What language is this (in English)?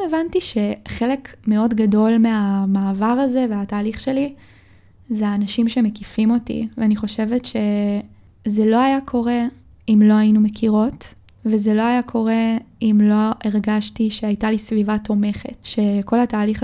Hebrew